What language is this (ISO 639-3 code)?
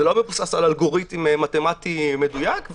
heb